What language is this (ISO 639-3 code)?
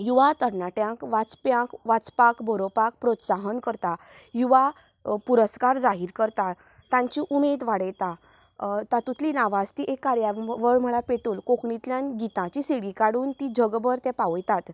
kok